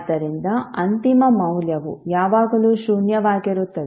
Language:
Kannada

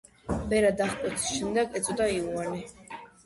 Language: Georgian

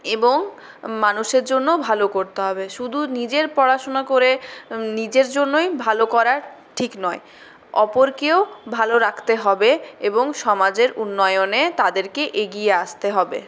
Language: Bangla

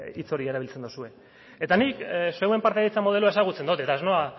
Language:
Basque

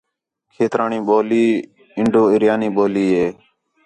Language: Khetrani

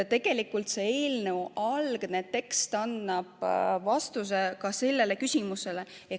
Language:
Estonian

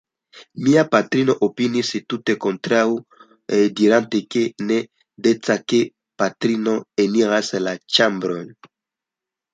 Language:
Esperanto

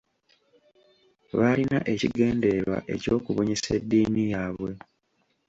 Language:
Ganda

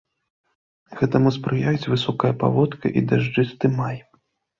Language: Belarusian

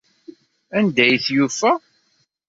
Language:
Kabyle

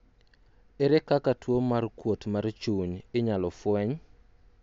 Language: Luo (Kenya and Tanzania)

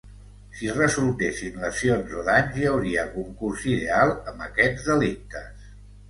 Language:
Catalan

